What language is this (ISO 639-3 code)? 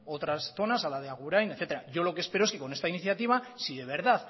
spa